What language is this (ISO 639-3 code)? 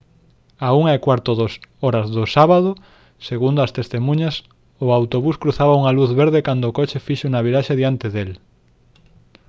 glg